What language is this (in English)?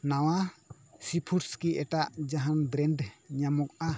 Santali